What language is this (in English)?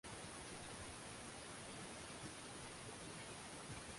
Swahili